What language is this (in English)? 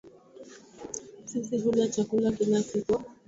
Swahili